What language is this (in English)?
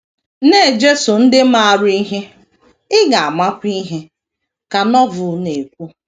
Igbo